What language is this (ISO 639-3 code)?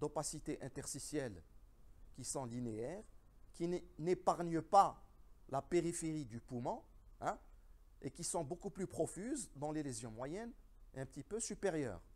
fra